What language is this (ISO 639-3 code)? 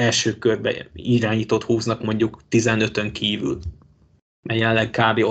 hun